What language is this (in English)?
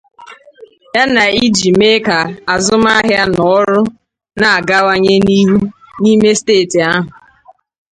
Igbo